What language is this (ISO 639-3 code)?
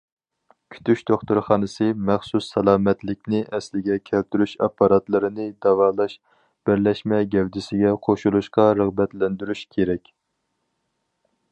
uig